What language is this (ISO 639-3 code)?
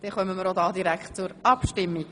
gsw